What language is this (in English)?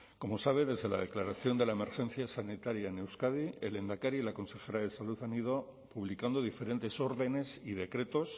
Spanish